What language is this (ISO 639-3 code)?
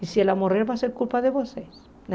por